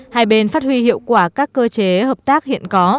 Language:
Vietnamese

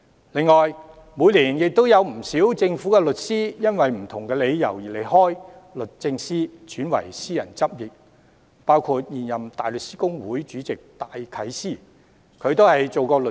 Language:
Cantonese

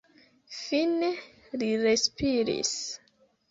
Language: Esperanto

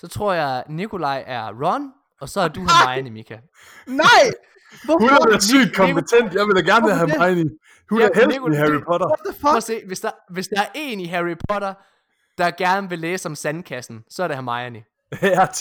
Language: Danish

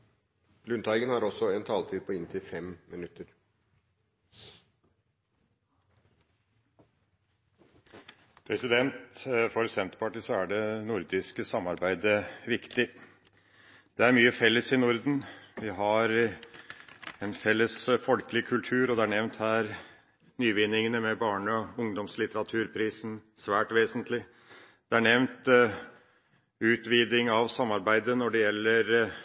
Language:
Norwegian Bokmål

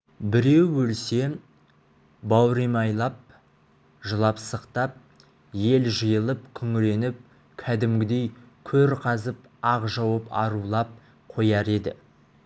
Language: Kazakh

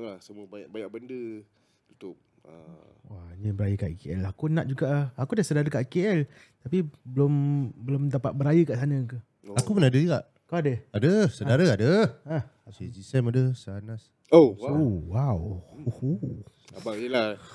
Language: Malay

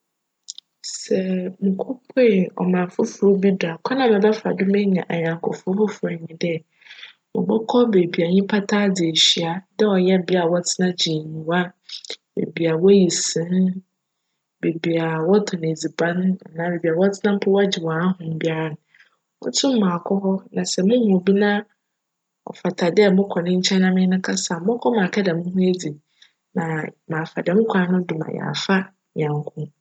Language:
Akan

